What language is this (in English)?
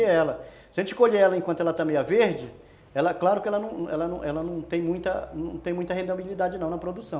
Portuguese